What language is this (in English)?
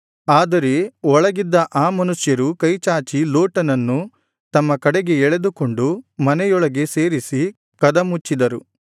Kannada